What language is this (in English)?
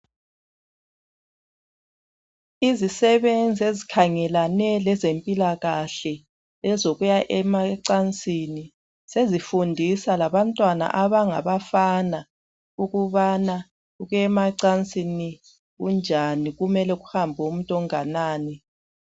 North Ndebele